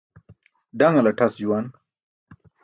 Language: Burushaski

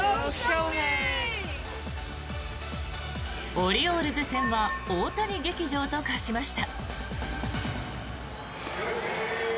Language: Japanese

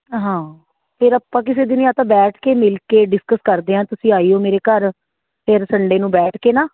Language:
Punjabi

